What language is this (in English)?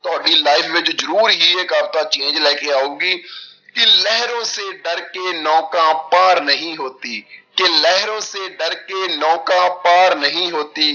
Punjabi